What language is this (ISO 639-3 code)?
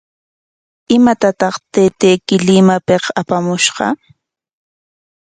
qwa